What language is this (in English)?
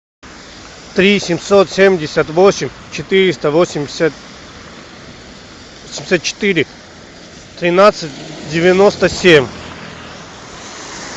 Russian